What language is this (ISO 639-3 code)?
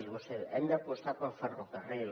cat